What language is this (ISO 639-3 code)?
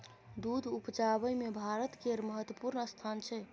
mai